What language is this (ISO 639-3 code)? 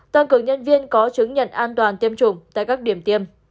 vie